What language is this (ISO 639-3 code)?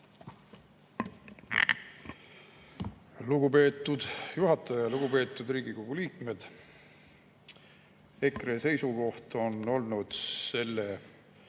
est